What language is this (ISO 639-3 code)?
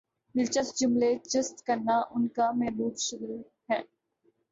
urd